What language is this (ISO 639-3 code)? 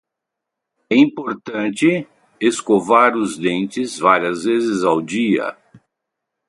por